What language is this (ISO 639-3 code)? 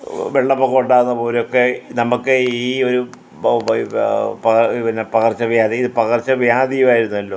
mal